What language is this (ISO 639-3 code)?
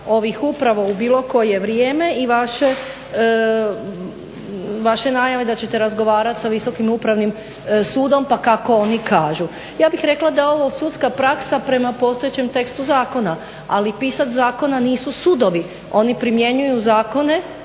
hrv